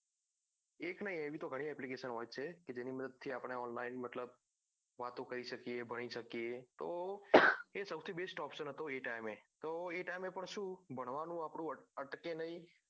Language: Gujarati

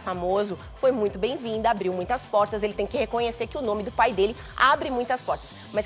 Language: Portuguese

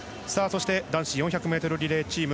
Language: Japanese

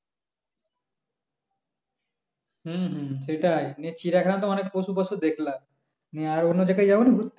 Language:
Bangla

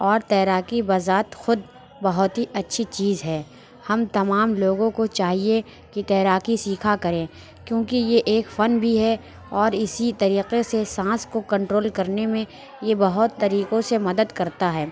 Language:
Urdu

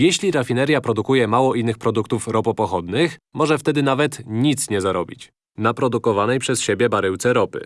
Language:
Polish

